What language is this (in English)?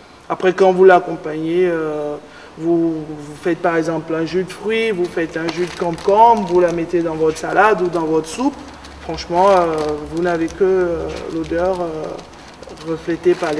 French